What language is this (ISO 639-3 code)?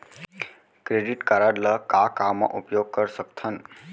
hne